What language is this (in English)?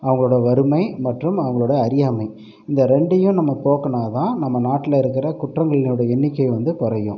Tamil